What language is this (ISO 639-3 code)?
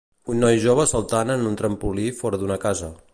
cat